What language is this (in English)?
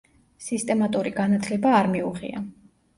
Georgian